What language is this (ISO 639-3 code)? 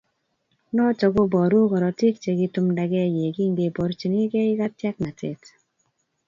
kln